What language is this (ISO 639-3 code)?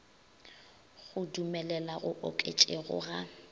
nso